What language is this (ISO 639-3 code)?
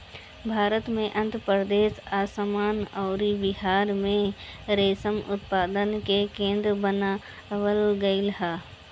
bho